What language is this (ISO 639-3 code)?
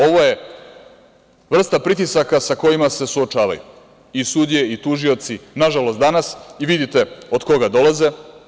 srp